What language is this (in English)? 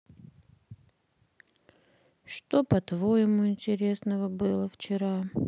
Russian